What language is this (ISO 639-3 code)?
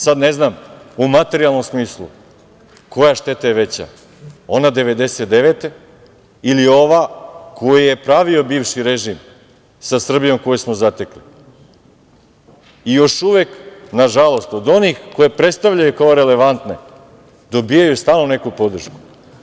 srp